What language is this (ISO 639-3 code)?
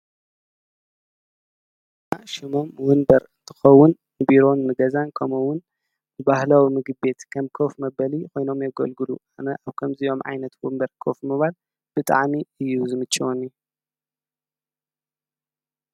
tir